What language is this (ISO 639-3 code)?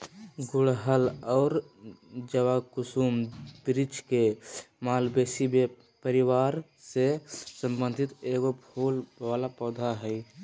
mag